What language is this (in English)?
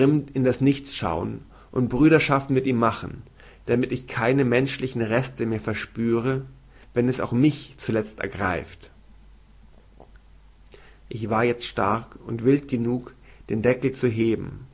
German